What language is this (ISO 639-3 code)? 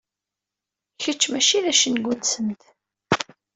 kab